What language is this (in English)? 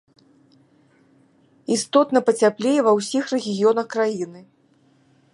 Belarusian